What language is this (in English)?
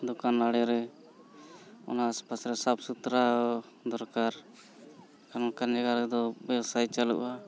Santali